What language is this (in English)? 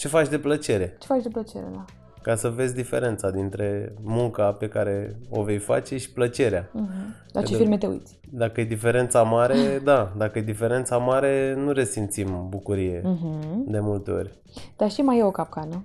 Romanian